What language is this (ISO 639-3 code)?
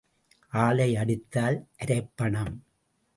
tam